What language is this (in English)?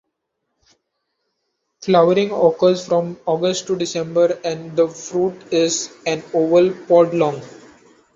English